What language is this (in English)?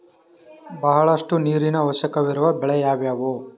Kannada